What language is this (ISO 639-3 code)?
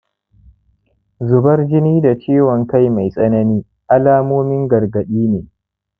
hau